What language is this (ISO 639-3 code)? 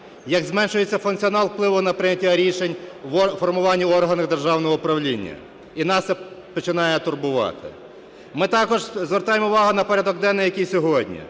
ukr